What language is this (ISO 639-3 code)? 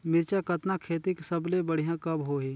hne